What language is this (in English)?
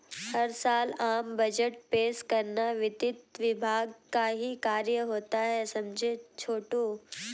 Hindi